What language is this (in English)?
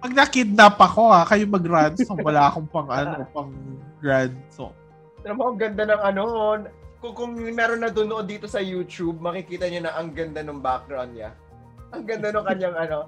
Filipino